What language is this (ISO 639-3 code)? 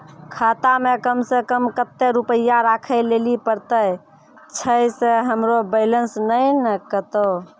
mai